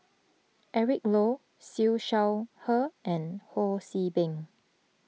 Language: English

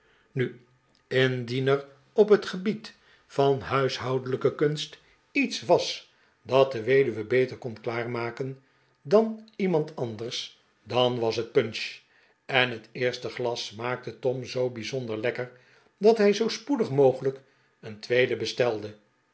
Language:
Dutch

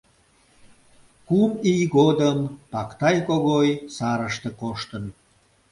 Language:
Mari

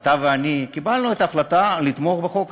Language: Hebrew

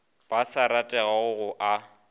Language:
Northern Sotho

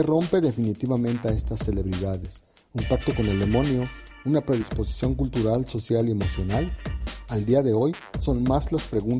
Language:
Spanish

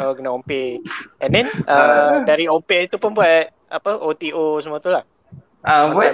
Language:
Malay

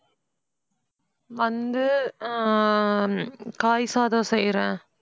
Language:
Tamil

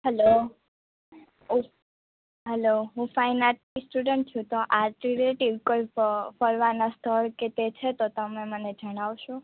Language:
Gujarati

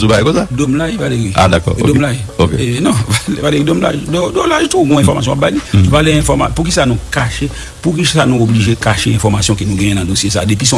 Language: French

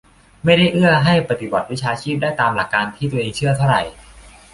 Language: Thai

